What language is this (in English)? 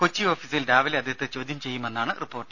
Malayalam